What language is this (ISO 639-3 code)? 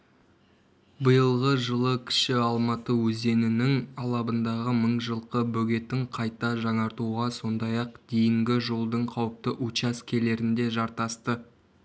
kaz